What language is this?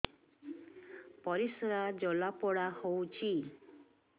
Odia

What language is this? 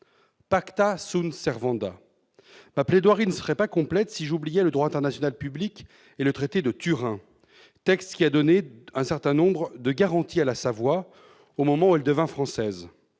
French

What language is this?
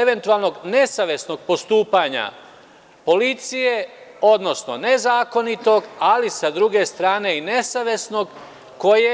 Serbian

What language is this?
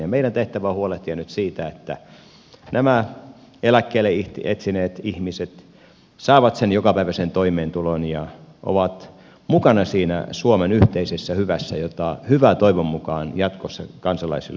Finnish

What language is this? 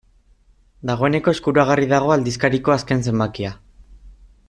Basque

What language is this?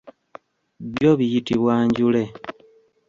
Ganda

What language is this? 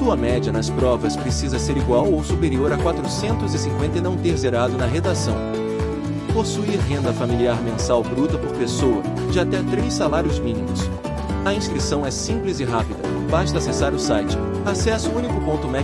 Portuguese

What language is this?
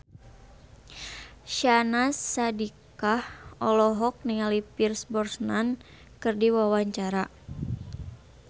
Sundanese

